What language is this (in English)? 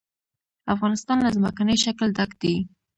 Pashto